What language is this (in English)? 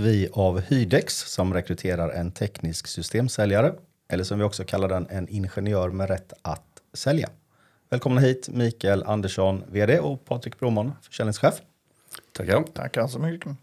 Swedish